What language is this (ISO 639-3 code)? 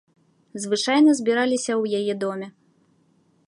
bel